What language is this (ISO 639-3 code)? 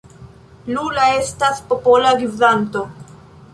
epo